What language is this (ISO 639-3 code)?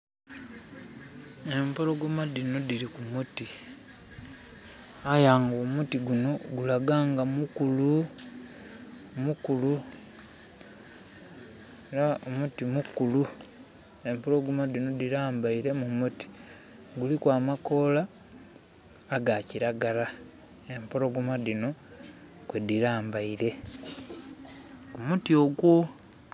xog